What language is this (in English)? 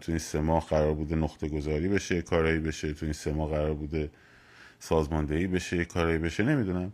Persian